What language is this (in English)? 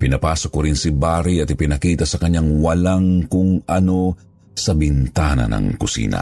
Filipino